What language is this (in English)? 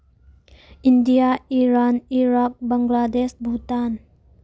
Manipuri